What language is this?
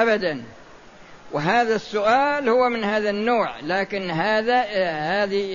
Arabic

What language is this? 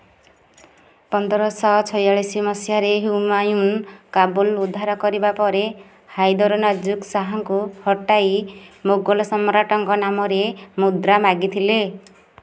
Odia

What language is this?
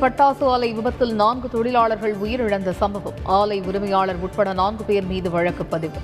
Tamil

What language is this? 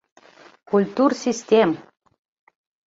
Mari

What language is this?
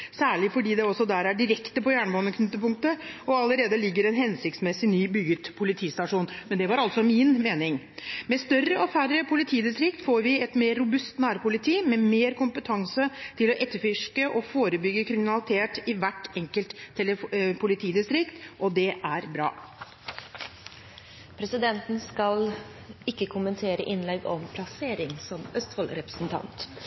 Norwegian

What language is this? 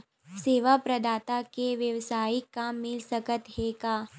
Chhattisgarhi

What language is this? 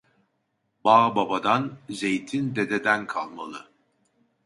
Turkish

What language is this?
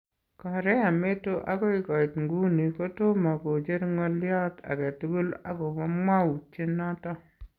Kalenjin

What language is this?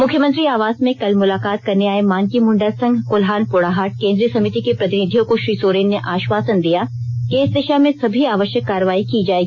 Hindi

